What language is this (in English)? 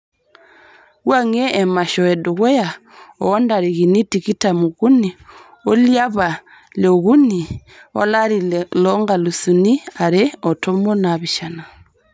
Masai